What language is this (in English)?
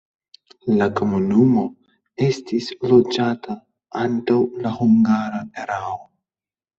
Esperanto